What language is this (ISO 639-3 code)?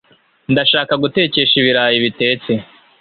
kin